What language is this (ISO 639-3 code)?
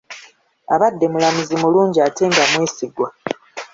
lug